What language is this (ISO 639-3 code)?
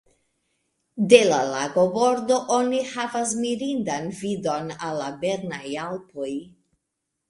epo